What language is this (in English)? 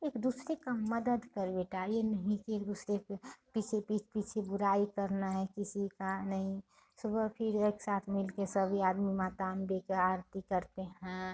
Hindi